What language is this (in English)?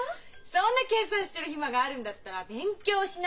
Japanese